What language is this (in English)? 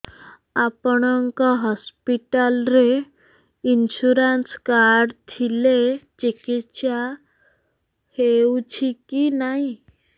Odia